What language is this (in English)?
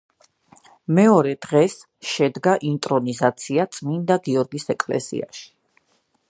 Georgian